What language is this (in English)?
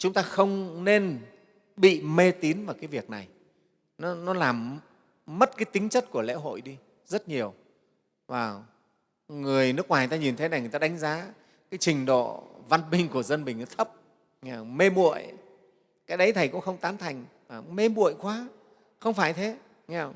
Vietnamese